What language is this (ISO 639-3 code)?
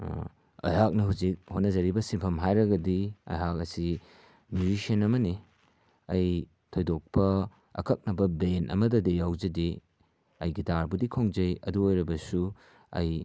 mni